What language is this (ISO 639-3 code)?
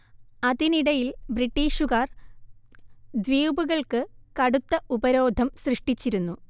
mal